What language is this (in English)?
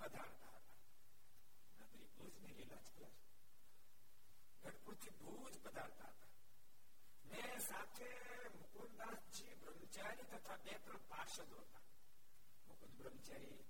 Gujarati